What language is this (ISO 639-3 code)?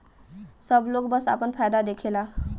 bho